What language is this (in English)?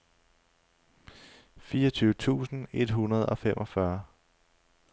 Danish